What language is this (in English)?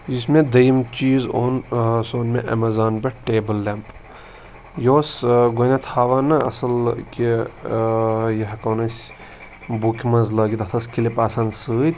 Kashmiri